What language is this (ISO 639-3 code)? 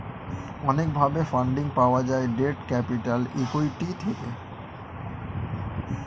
ben